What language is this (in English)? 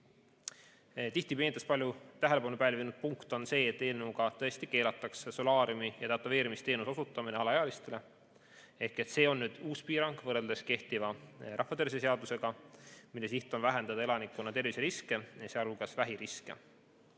Estonian